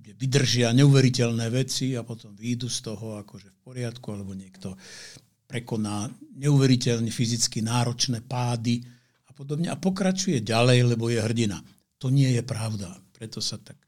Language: Slovak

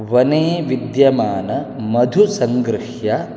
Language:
Sanskrit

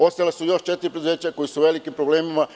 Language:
Serbian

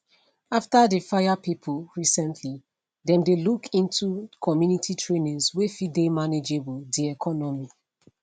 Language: Nigerian Pidgin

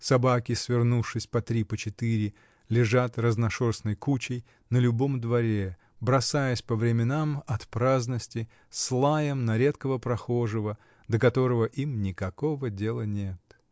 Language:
Russian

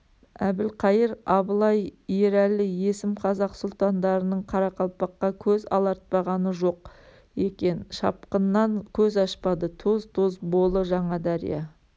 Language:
Kazakh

